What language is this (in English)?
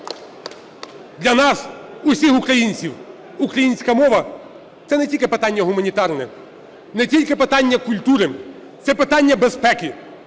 Ukrainian